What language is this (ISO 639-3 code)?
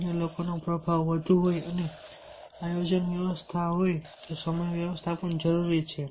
guj